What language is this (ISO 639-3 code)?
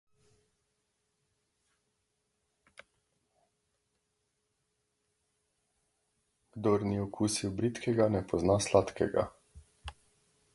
slv